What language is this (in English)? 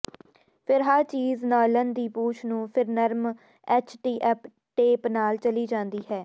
Punjabi